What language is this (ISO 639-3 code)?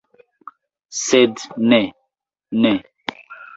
epo